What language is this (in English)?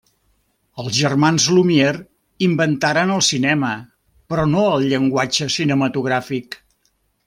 Catalan